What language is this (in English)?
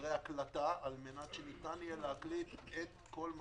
Hebrew